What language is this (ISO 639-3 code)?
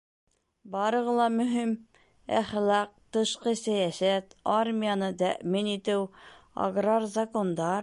bak